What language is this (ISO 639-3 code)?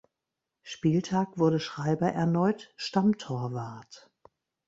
deu